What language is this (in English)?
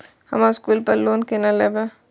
Maithili